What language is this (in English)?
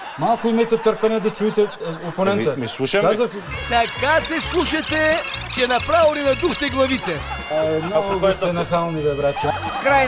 Bulgarian